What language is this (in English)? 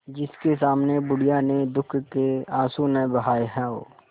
Hindi